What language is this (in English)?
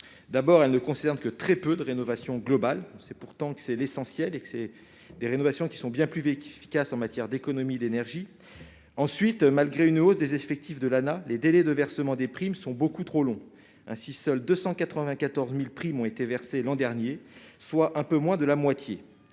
French